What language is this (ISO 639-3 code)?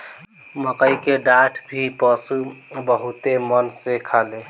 bho